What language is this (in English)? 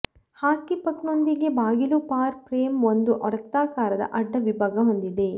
Kannada